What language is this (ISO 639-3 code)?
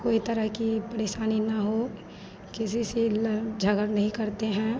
hin